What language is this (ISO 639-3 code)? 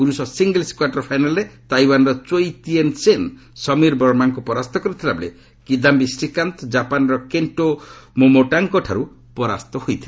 ori